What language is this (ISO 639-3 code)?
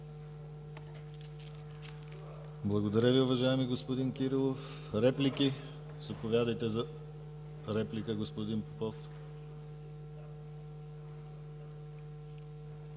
bul